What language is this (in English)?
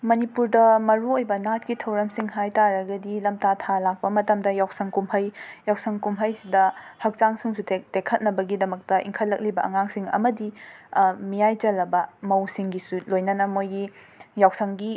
Manipuri